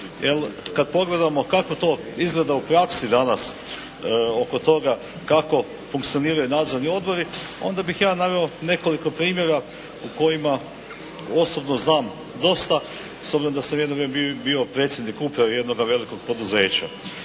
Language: Croatian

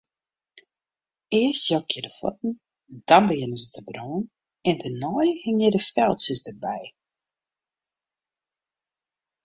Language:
Western Frisian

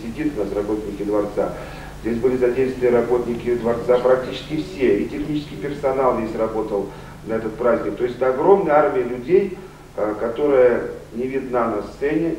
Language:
Russian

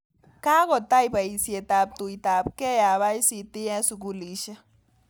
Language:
Kalenjin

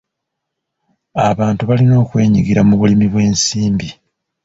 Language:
Ganda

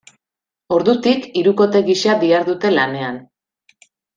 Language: Basque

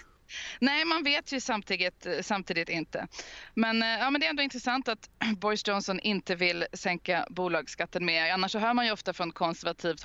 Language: Swedish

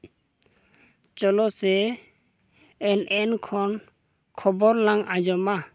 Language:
Santali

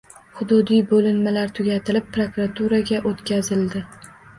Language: Uzbek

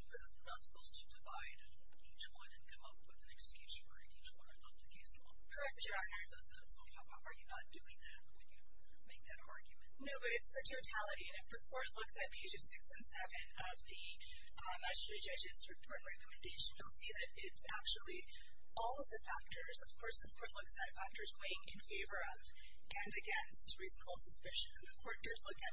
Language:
English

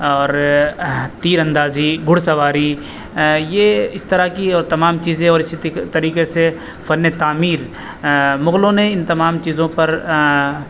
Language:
Urdu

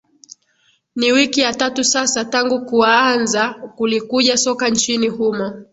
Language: Swahili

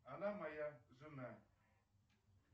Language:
Russian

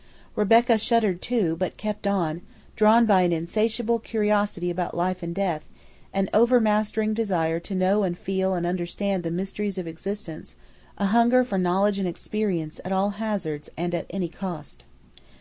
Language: English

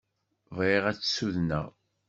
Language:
Kabyle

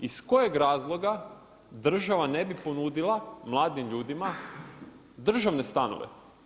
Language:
Croatian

